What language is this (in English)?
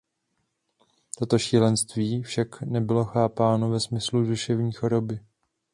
Czech